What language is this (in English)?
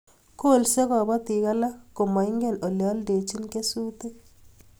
Kalenjin